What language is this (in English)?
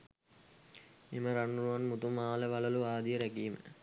Sinhala